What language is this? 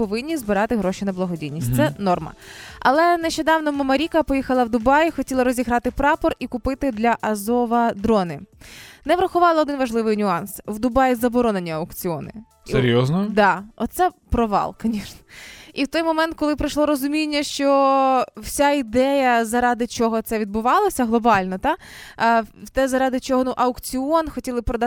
Ukrainian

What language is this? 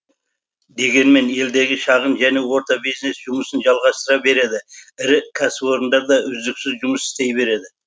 Kazakh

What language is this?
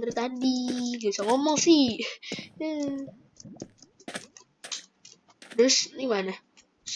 Indonesian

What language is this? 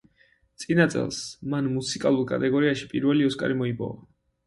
Georgian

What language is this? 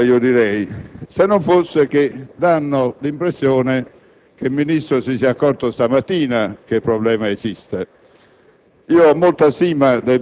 Italian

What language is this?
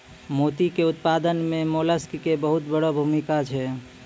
Maithili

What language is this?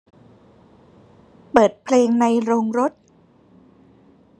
Thai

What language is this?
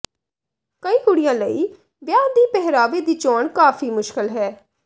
Punjabi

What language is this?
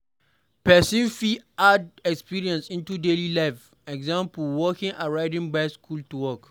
Nigerian Pidgin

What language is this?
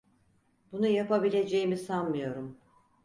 Turkish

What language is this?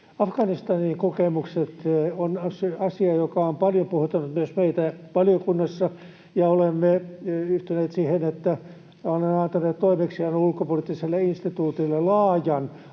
Finnish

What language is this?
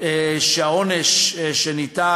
Hebrew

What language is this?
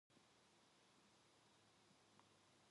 Korean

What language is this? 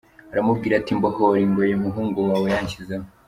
Kinyarwanda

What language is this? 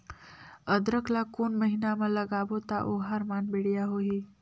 Chhattisgarhi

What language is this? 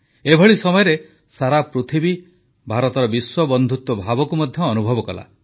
Odia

